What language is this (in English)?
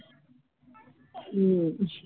Marathi